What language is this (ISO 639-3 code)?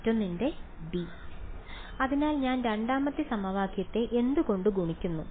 mal